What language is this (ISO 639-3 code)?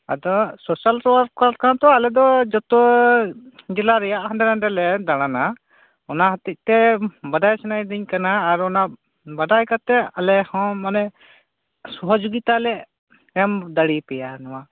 sat